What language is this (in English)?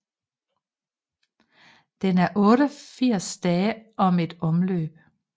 Danish